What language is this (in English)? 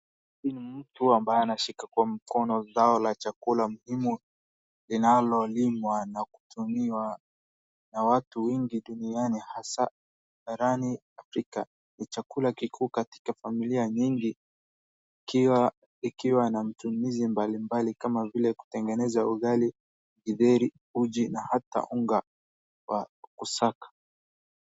Swahili